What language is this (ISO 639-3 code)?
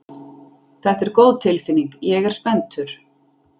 isl